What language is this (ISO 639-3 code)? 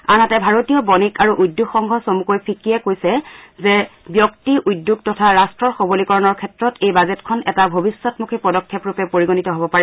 asm